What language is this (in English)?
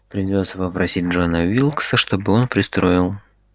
Russian